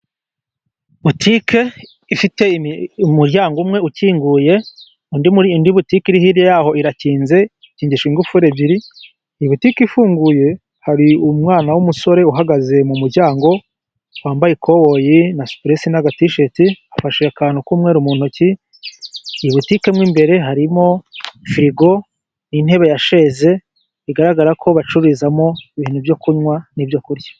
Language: Kinyarwanda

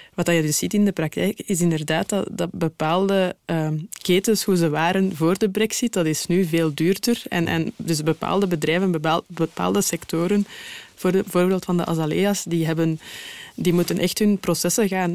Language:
Dutch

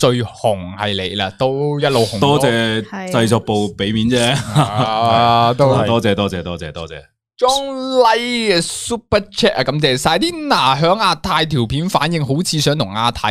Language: Chinese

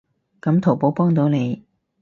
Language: Cantonese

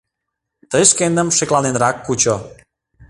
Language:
Mari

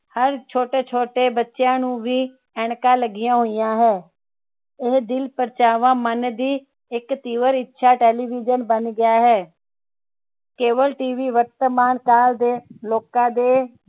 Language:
Punjabi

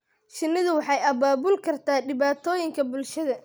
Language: Somali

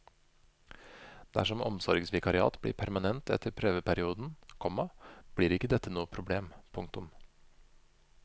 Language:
Norwegian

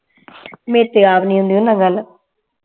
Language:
Punjabi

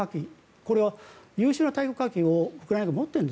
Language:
Japanese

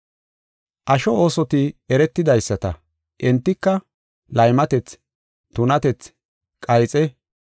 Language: Gofa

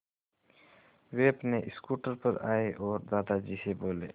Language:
Hindi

